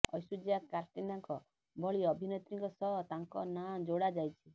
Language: Odia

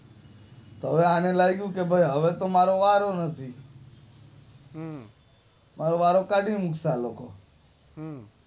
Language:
Gujarati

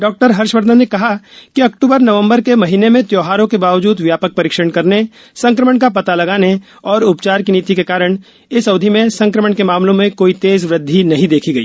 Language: Hindi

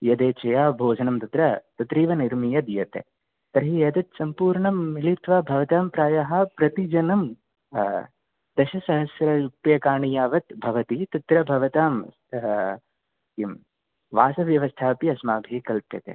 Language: Sanskrit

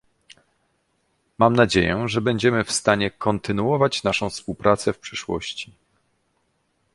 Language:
Polish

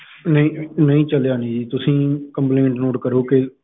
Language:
Punjabi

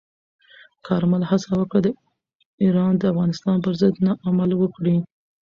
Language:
Pashto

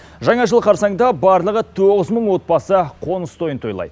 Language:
Kazakh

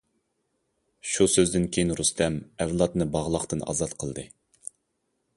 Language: Uyghur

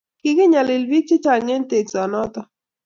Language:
Kalenjin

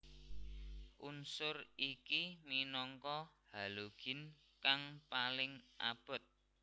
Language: Javanese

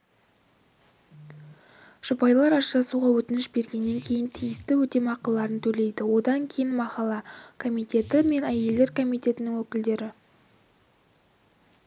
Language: Kazakh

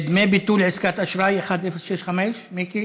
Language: Hebrew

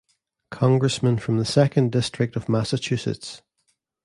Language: English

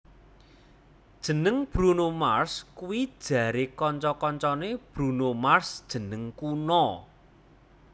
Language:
Javanese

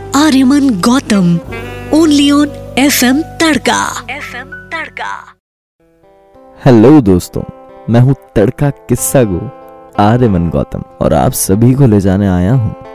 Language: Hindi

